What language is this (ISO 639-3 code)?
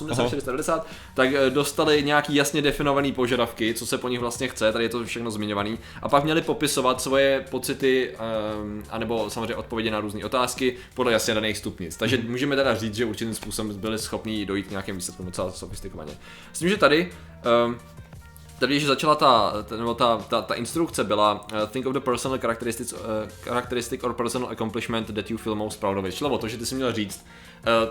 ces